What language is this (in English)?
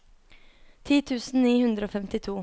Norwegian